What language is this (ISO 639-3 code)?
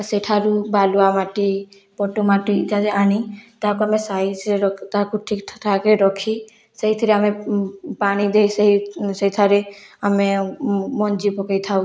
ori